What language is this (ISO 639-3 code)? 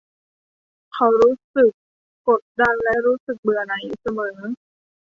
tha